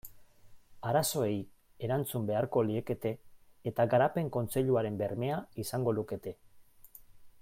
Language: Basque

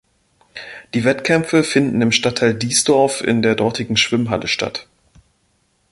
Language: German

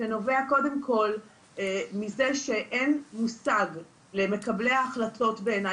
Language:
Hebrew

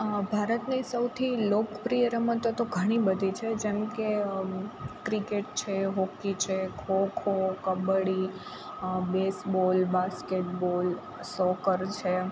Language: Gujarati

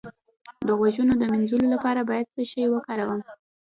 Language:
Pashto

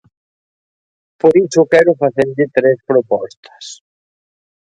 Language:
Galician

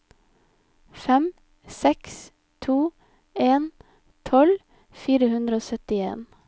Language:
Norwegian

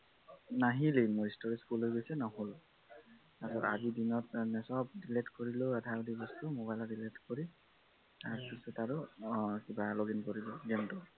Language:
Assamese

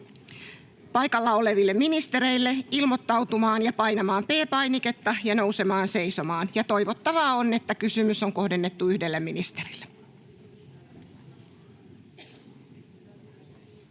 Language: Finnish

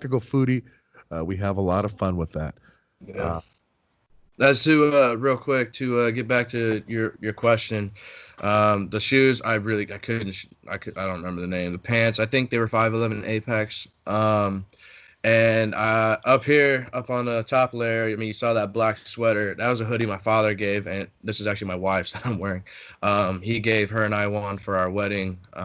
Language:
English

